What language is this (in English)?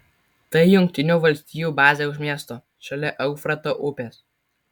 Lithuanian